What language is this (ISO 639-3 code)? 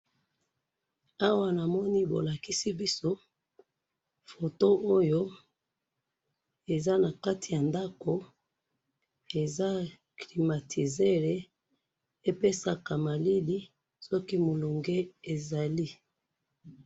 lin